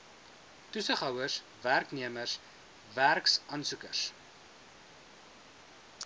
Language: Afrikaans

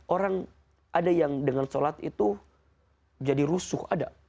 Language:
Indonesian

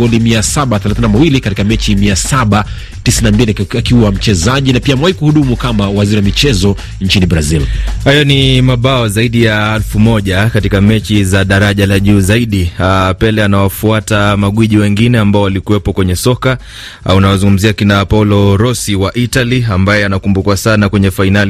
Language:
Swahili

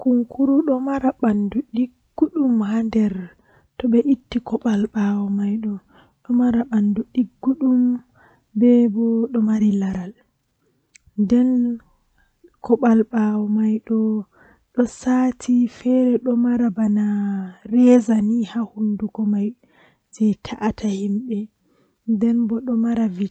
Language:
Western Niger Fulfulde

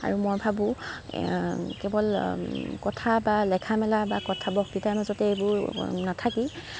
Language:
Assamese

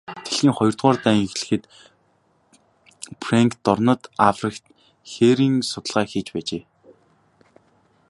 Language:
Mongolian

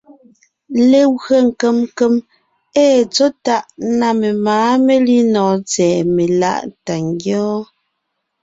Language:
Ngiemboon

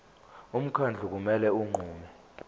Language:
Zulu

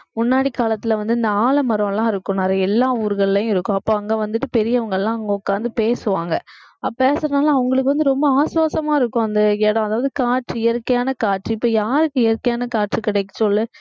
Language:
Tamil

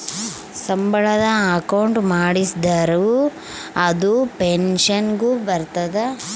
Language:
Kannada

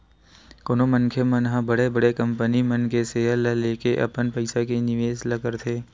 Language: Chhattisgarhi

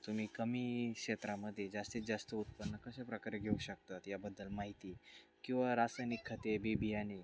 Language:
Marathi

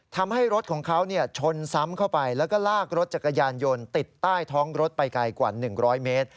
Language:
Thai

